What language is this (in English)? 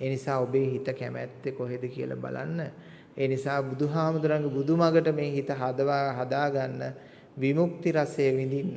Sinhala